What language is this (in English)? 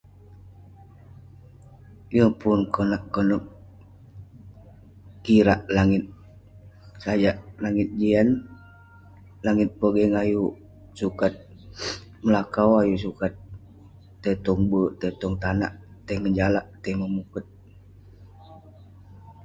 Western Penan